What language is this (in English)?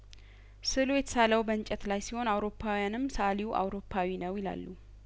Amharic